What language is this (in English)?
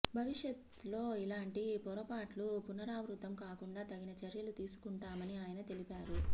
Telugu